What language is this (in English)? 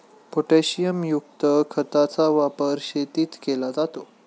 Marathi